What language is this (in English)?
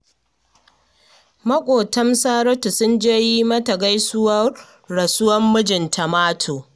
Hausa